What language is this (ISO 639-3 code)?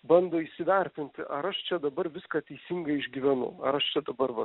lit